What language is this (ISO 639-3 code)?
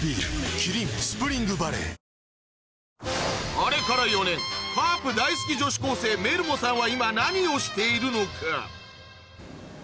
jpn